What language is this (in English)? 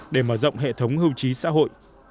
Vietnamese